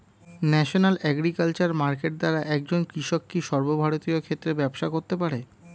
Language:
Bangla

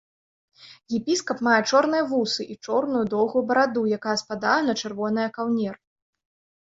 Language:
Belarusian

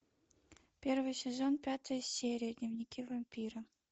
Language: Russian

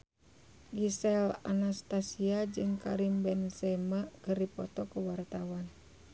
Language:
Sundanese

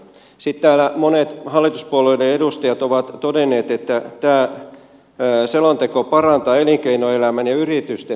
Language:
Finnish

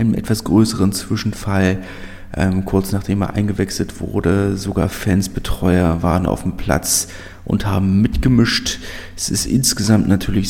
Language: German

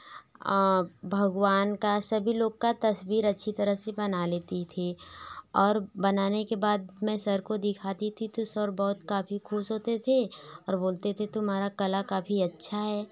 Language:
Hindi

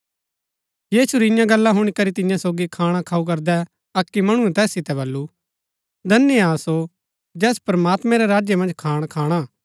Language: Gaddi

